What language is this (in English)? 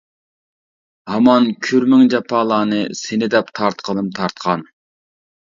Uyghur